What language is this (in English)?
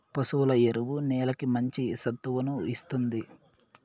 Telugu